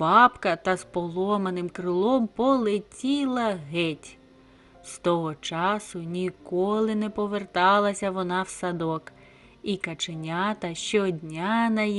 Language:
Ukrainian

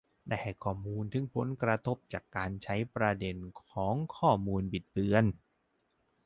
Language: Thai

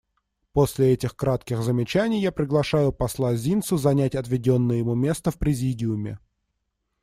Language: Russian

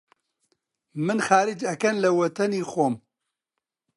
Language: Central Kurdish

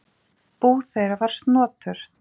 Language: Icelandic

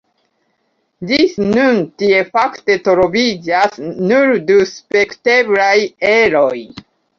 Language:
Esperanto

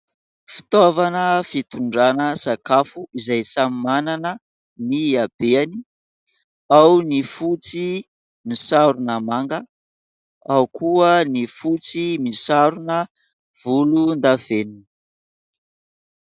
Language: Malagasy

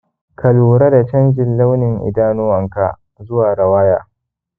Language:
Hausa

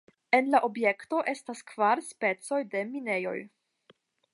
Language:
Esperanto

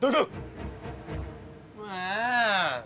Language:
Vietnamese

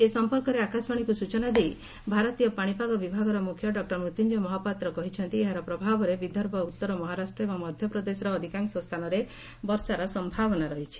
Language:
Odia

